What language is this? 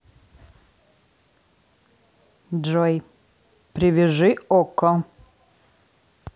Russian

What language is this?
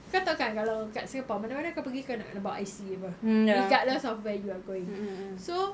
English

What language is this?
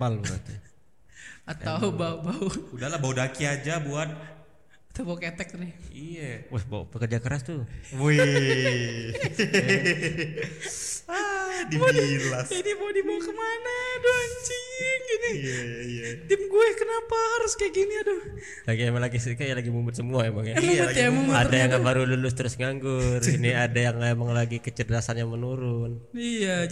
Indonesian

